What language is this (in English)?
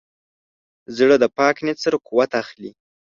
Pashto